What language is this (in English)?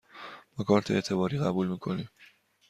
Persian